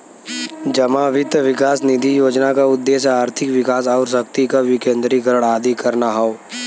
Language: Bhojpuri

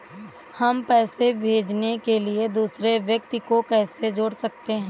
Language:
Hindi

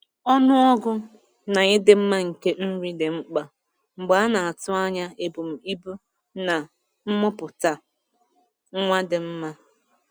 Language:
Igbo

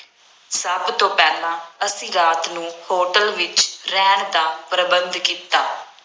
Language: Punjabi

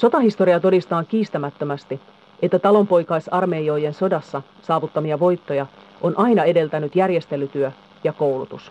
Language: Finnish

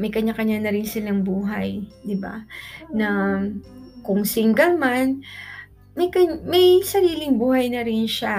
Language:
Filipino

